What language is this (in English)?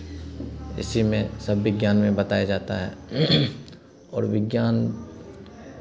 Hindi